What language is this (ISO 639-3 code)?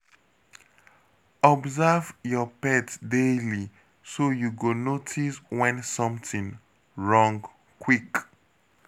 pcm